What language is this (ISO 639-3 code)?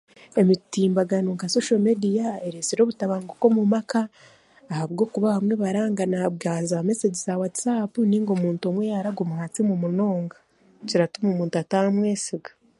cgg